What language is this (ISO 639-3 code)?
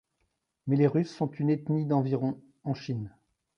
fra